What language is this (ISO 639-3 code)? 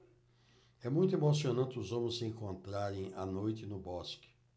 por